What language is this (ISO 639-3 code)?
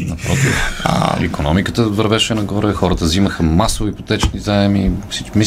bul